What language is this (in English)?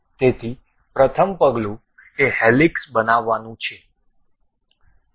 Gujarati